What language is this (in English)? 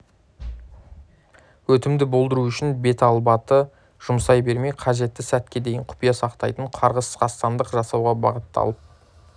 Kazakh